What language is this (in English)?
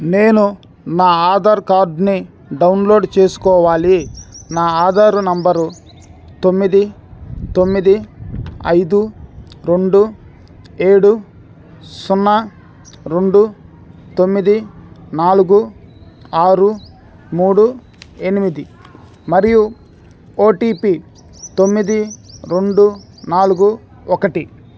Telugu